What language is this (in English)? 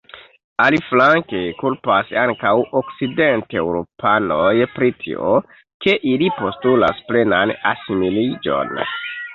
Esperanto